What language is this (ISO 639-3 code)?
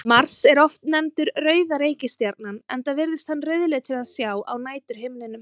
isl